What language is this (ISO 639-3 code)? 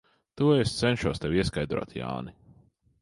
lav